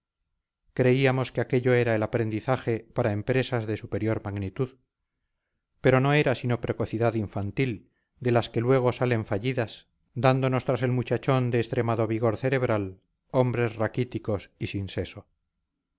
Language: Spanish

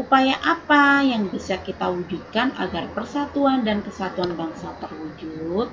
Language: Indonesian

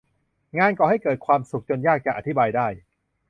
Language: Thai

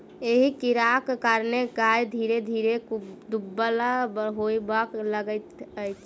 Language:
Maithili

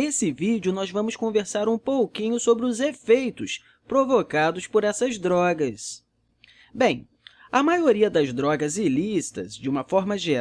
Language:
Portuguese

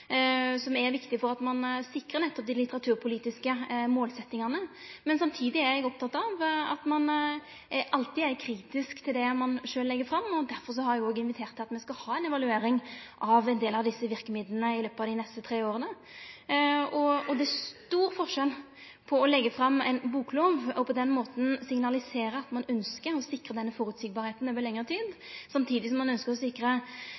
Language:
Norwegian Nynorsk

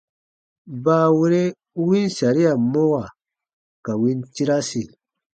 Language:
Baatonum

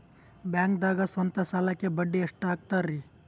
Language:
Kannada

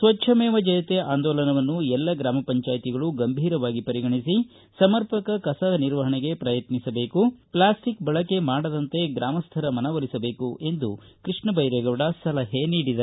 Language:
Kannada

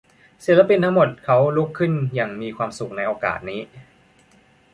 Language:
Thai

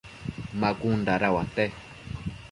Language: Matsés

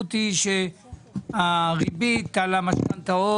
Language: Hebrew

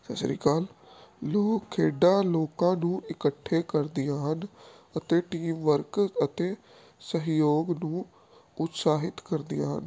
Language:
Punjabi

